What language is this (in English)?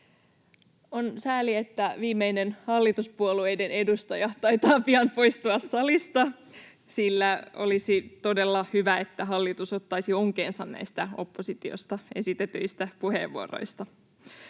Finnish